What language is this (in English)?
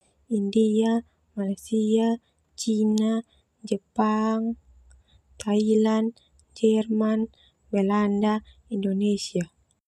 Termanu